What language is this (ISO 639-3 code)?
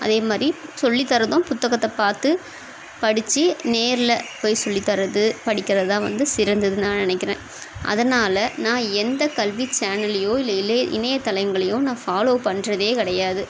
tam